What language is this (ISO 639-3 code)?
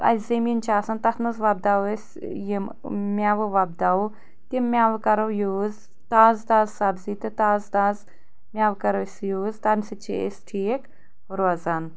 kas